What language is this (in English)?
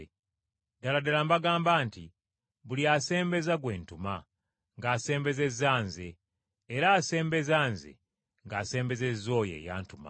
Ganda